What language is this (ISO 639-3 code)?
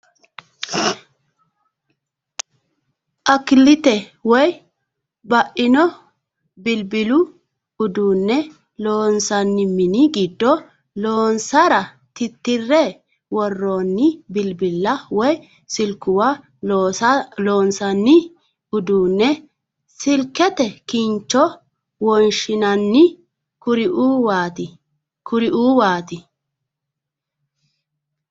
sid